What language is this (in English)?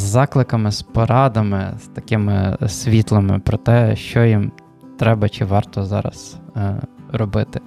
Ukrainian